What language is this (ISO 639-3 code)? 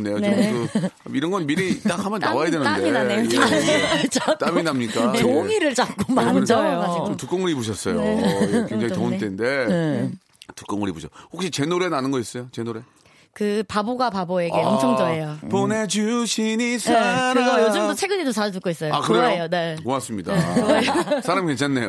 kor